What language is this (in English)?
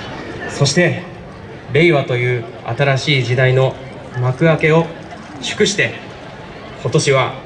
Japanese